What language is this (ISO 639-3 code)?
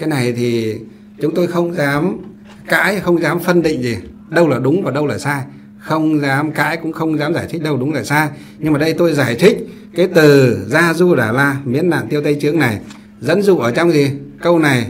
vie